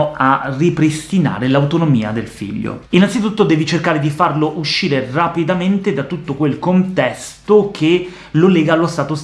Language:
Italian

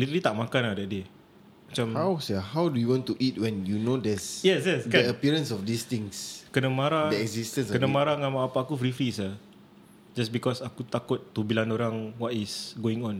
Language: Malay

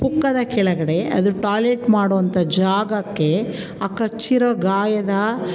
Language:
Kannada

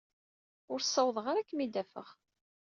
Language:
Kabyle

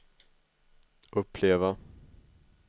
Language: Swedish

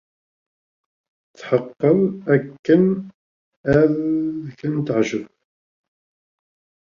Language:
Kabyle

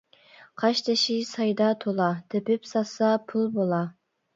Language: Uyghur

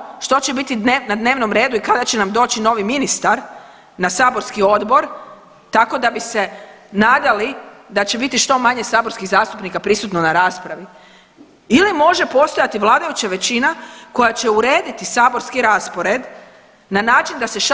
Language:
Croatian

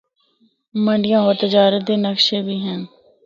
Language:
Northern Hindko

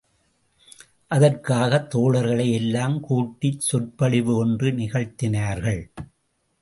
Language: Tamil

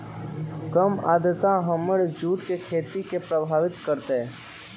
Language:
Magahi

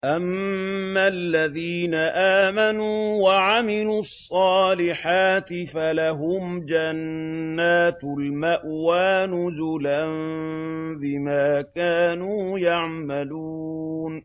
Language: Arabic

